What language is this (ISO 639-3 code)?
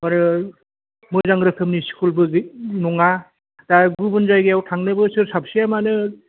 brx